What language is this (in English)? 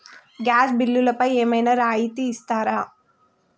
Telugu